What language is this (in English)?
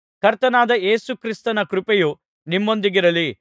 Kannada